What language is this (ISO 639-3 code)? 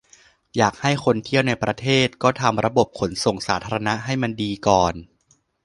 tha